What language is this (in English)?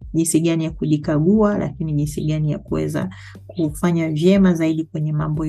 Swahili